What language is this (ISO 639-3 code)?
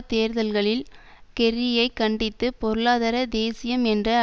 tam